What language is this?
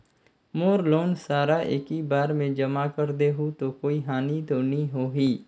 Chhattisgarhi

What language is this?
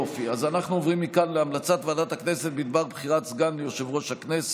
Hebrew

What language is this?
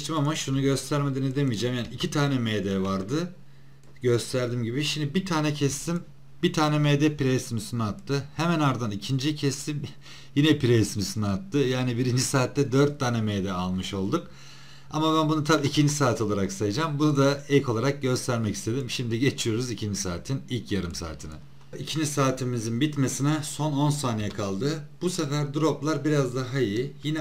Turkish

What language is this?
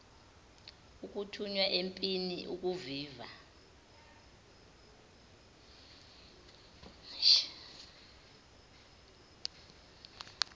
Zulu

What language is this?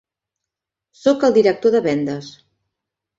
Catalan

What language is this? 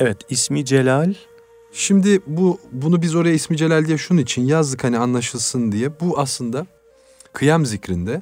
Turkish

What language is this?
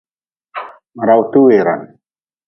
Nawdm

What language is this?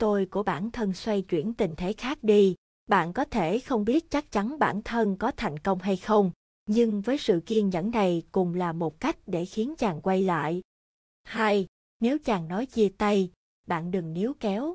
Vietnamese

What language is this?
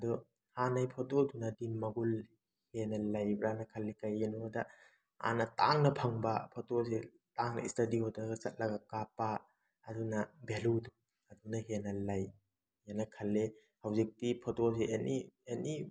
Manipuri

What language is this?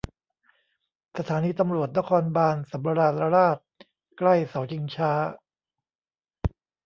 Thai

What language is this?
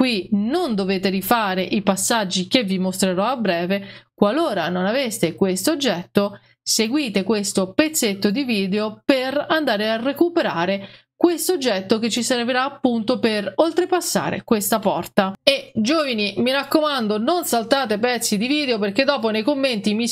Italian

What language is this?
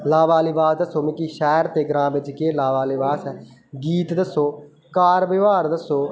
Dogri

